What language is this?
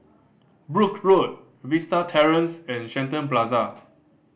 English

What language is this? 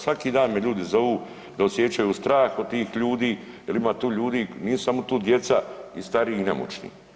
Croatian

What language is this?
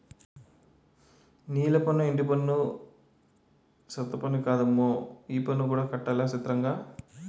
Telugu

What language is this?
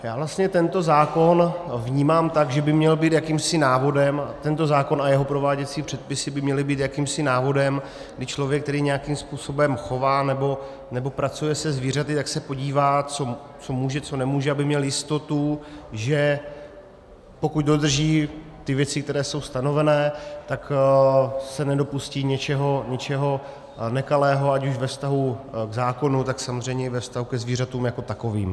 Czech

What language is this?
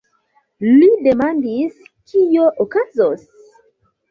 Esperanto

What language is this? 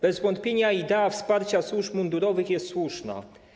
Polish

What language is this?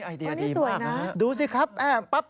Thai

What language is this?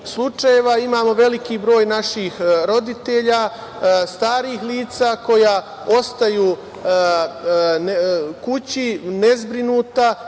Serbian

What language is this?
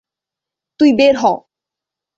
Bangla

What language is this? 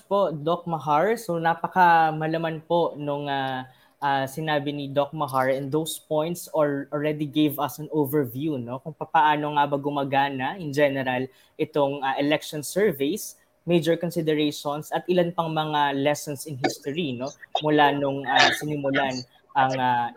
Filipino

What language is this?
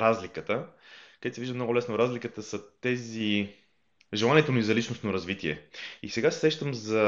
Bulgarian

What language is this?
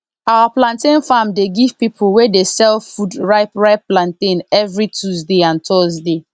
Nigerian Pidgin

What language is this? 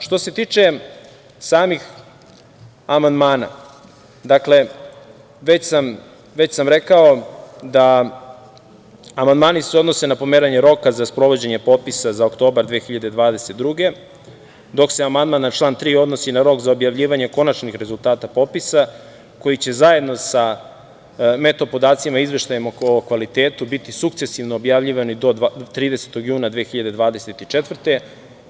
Serbian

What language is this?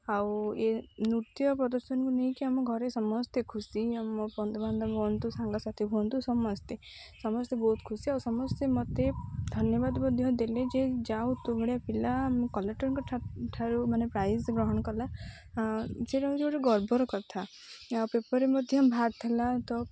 Odia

